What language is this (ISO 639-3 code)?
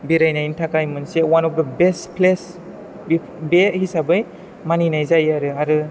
brx